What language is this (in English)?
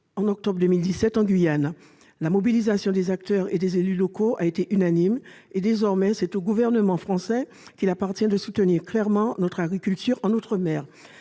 French